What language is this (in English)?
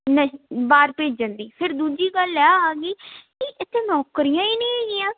Punjabi